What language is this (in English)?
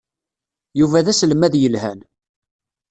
Kabyle